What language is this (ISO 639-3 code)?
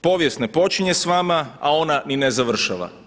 hrv